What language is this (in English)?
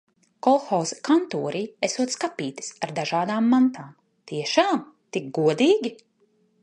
Latvian